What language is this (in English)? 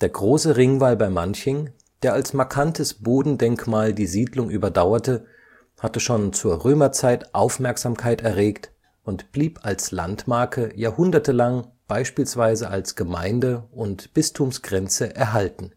German